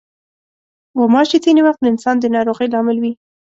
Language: Pashto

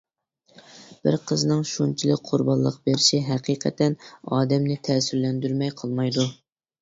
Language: Uyghur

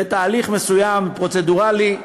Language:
Hebrew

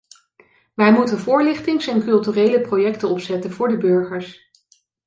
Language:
Dutch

